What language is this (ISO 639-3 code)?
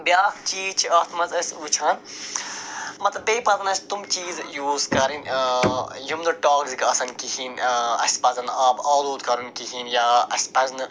kas